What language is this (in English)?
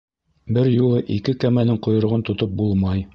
Bashkir